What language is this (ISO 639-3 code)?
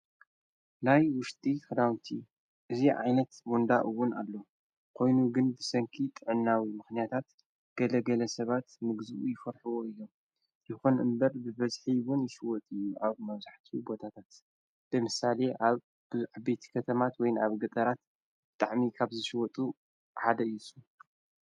tir